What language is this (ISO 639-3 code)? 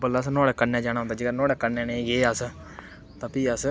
doi